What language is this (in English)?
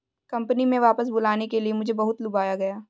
Hindi